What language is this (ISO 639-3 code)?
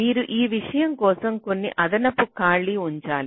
tel